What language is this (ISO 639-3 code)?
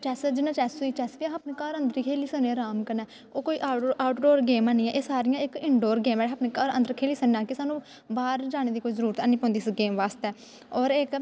doi